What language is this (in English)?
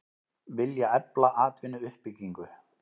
Icelandic